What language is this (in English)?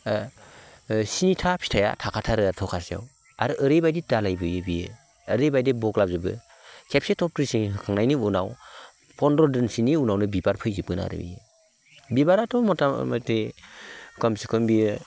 Bodo